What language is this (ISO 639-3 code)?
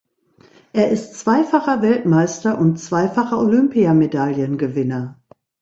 deu